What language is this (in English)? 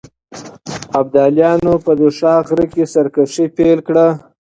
Pashto